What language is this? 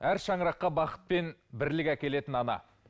Kazakh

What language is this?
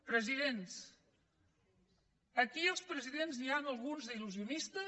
Catalan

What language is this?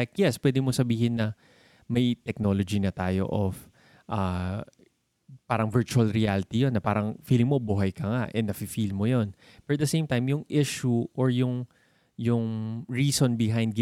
Filipino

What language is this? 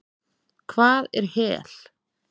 Icelandic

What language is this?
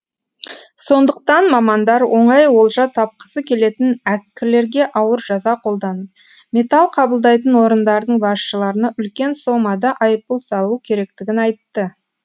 Kazakh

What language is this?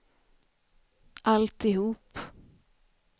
Swedish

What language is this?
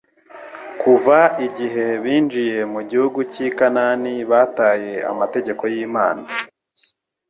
Kinyarwanda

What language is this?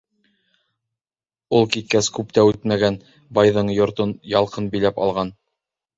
Bashkir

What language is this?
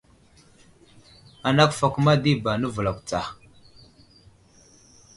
Wuzlam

